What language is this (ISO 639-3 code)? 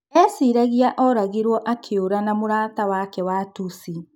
kik